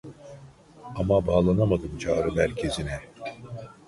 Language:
Turkish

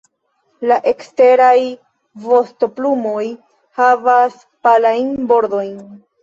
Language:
Esperanto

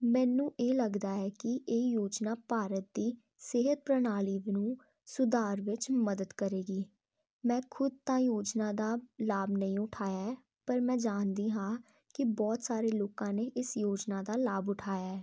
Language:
Punjabi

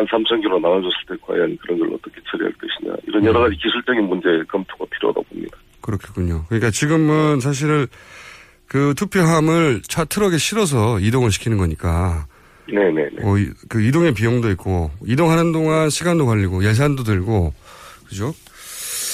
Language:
Korean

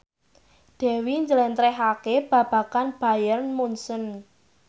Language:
Javanese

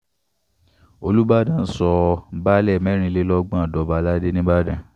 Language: Yoruba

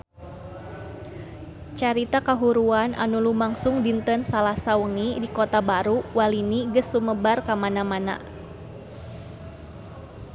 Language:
Sundanese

